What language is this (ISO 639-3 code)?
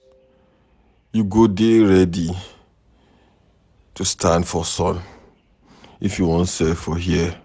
pcm